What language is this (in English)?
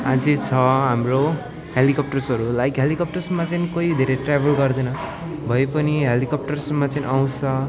Nepali